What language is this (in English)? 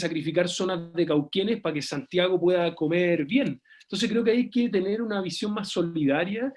Spanish